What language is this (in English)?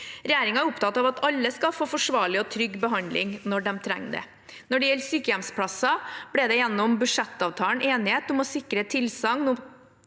Norwegian